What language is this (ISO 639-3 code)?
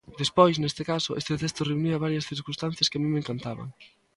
glg